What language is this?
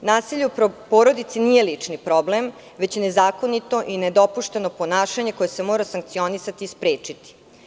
Serbian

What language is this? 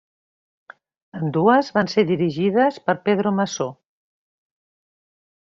Catalan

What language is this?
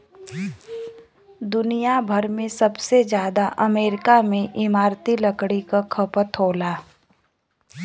Bhojpuri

